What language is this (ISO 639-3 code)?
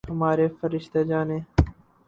urd